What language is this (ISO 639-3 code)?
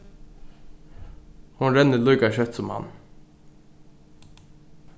fao